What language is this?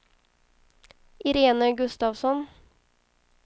Swedish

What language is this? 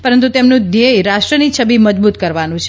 Gujarati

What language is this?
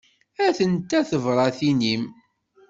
Kabyle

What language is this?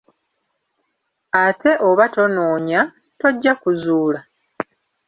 Ganda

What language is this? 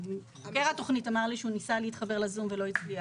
Hebrew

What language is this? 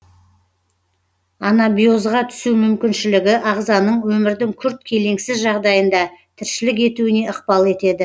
Kazakh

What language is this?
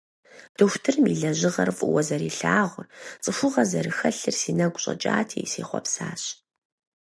Kabardian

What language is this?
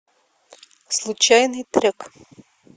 Russian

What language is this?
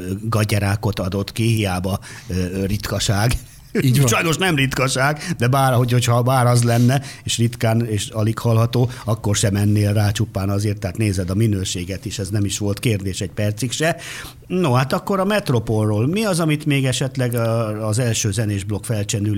Hungarian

